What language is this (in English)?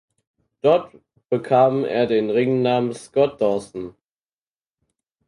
German